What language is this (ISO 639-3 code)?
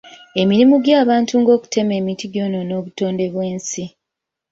lug